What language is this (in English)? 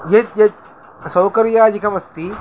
Sanskrit